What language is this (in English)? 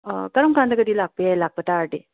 Manipuri